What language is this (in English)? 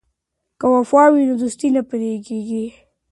Pashto